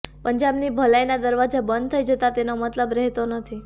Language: Gujarati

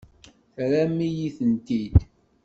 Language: Kabyle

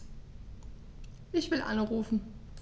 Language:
German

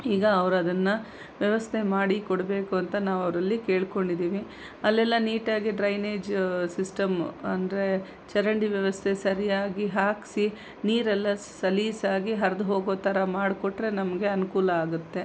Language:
Kannada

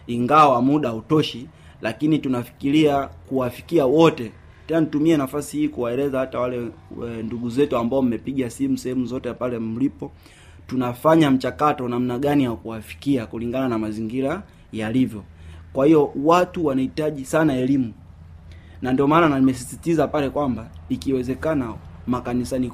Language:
Swahili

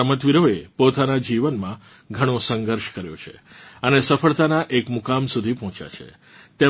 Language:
Gujarati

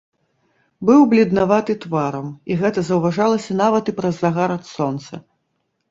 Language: Belarusian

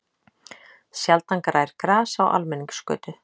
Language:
Icelandic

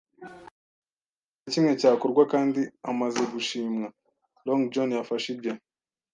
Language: Kinyarwanda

